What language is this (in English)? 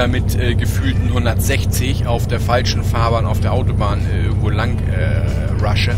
German